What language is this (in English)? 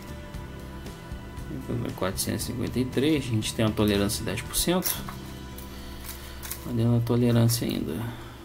Portuguese